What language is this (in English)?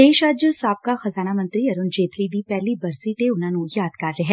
Punjabi